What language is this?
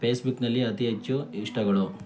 Kannada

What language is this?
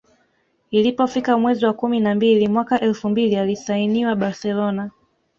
Swahili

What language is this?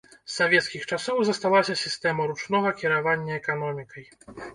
Belarusian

